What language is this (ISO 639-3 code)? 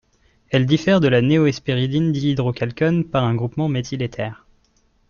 fra